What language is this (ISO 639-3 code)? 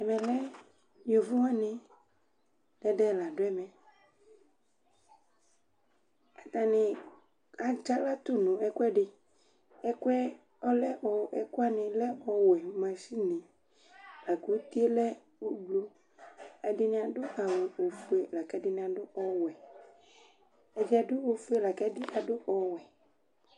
kpo